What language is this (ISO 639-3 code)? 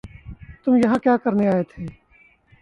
urd